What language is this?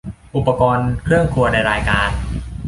Thai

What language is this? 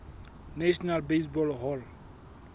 Southern Sotho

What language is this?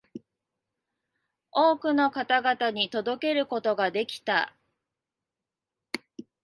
Japanese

